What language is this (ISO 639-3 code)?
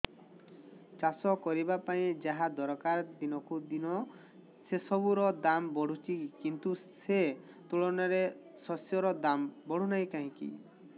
ori